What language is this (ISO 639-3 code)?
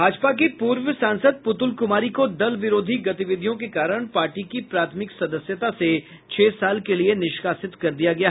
hin